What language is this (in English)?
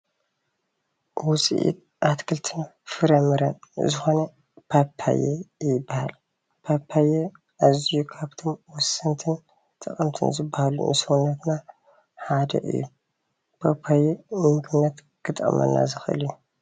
Tigrinya